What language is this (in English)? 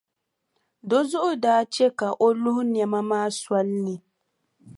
Dagbani